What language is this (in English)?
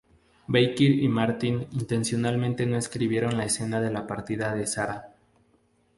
Spanish